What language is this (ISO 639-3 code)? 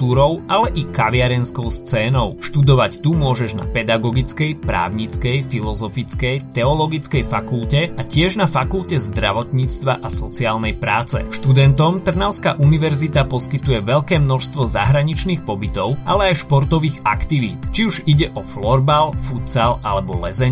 slk